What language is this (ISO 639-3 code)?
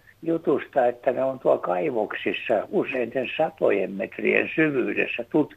fin